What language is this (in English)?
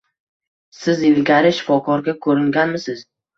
Uzbek